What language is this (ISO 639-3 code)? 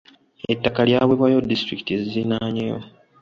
lug